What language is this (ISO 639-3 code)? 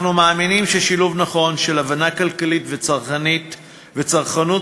heb